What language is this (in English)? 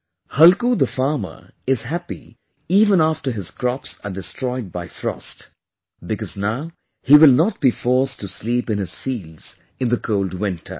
English